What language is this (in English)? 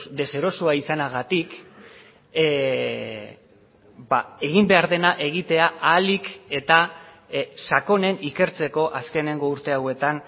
Basque